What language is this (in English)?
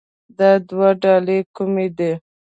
Pashto